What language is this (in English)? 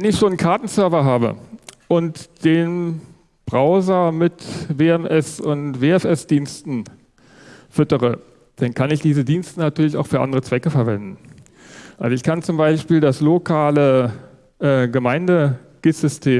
German